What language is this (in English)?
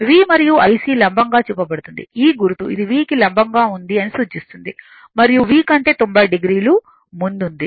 Telugu